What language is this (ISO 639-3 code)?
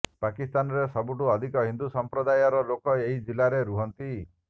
ori